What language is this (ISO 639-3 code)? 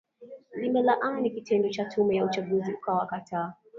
swa